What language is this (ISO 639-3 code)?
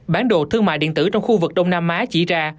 vie